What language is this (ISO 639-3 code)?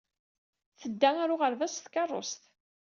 kab